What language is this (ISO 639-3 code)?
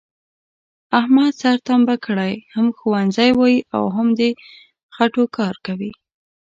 pus